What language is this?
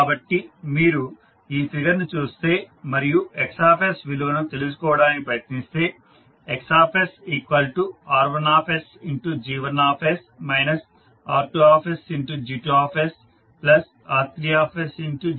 Telugu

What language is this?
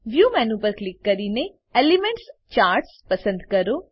Gujarati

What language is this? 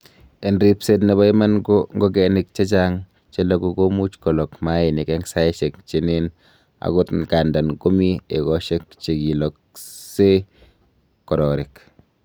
Kalenjin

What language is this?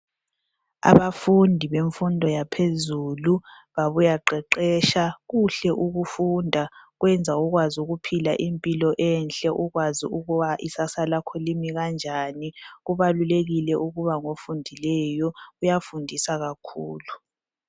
North Ndebele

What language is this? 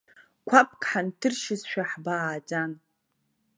Abkhazian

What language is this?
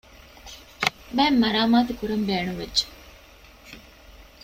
Divehi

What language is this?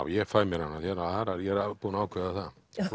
Icelandic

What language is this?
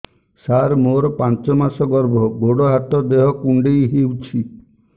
Odia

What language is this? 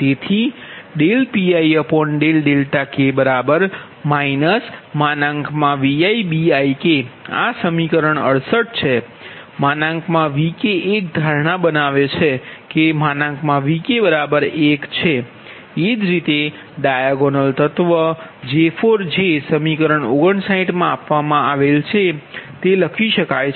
Gujarati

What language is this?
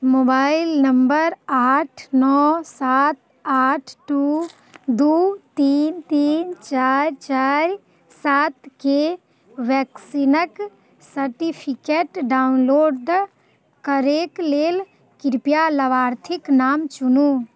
Maithili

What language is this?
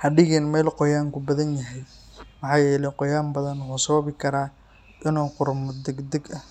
Somali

